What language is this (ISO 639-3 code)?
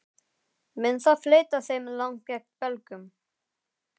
isl